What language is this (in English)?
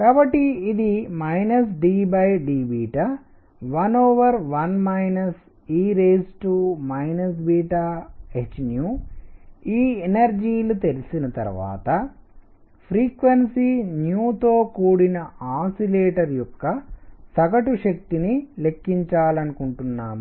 Telugu